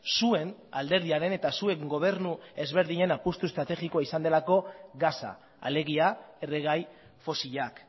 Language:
Basque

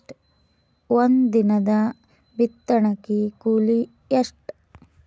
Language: Kannada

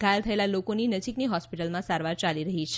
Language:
Gujarati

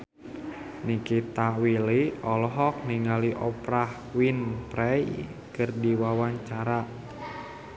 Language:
Sundanese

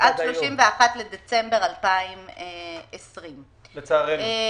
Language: Hebrew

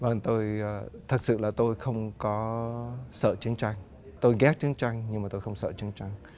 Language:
Vietnamese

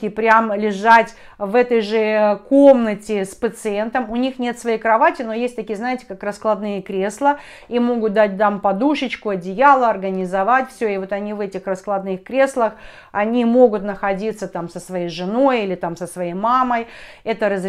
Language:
Russian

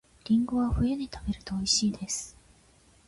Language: Japanese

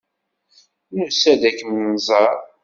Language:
Kabyle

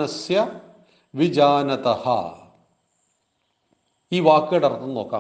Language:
Malayalam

